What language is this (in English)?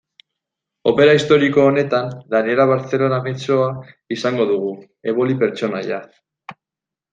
Basque